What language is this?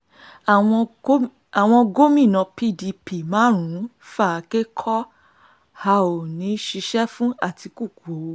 Yoruba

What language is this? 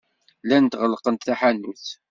Kabyle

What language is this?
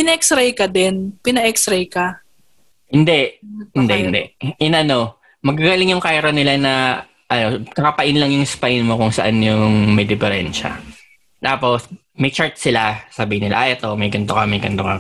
Filipino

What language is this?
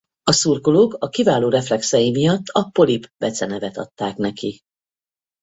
Hungarian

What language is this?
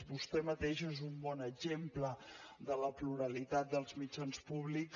Catalan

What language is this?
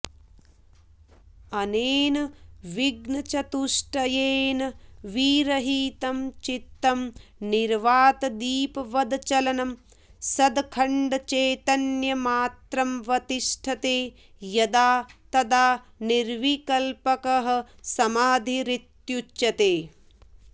Sanskrit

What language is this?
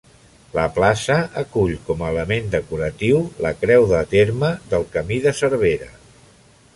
Catalan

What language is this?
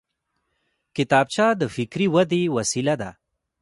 Pashto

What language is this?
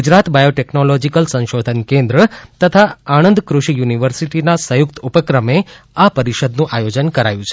Gujarati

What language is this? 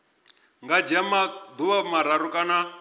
Venda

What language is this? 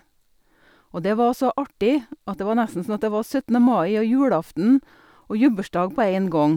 Norwegian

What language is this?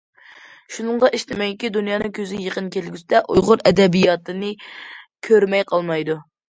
Uyghur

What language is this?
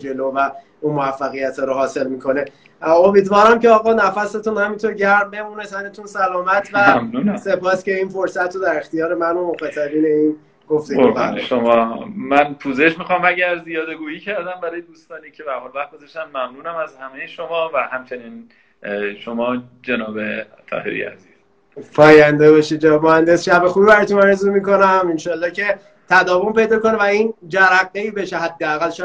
Persian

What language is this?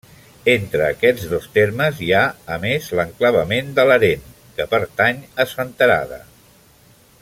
Catalan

